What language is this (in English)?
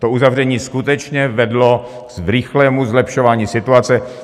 Czech